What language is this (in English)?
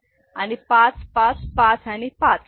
Marathi